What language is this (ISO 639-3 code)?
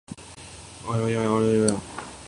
urd